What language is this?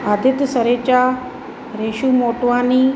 Sindhi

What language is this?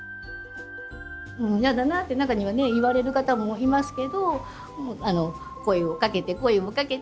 Japanese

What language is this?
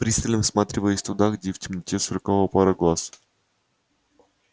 Russian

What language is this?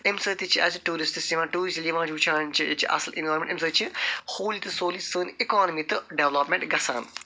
Kashmiri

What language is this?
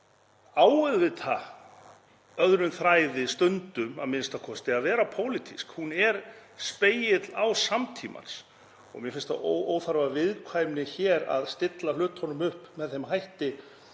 Icelandic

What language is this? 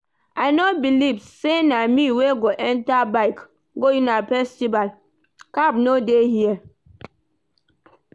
Nigerian Pidgin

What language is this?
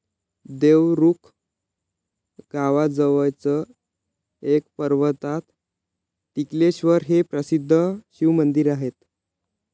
Marathi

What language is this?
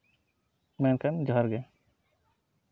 Santali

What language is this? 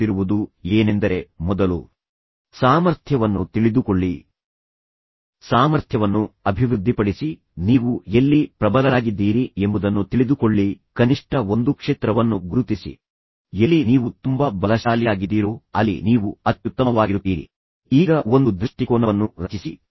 Kannada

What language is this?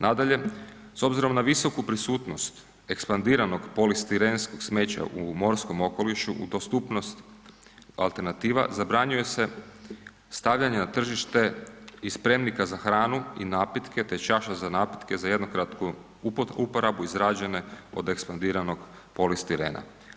Croatian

